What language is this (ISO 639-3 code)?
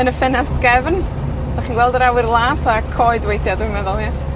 cym